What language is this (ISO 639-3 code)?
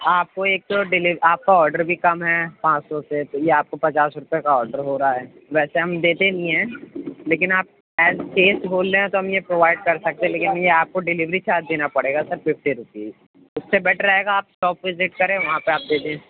urd